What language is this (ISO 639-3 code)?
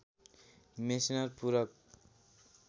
nep